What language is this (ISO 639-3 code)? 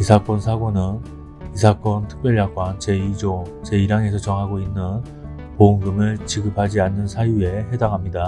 kor